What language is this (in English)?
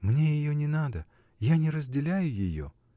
Russian